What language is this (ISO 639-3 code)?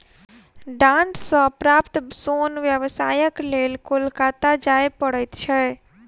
mai